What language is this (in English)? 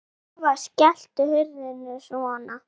Icelandic